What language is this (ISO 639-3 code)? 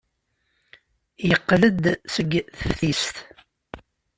kab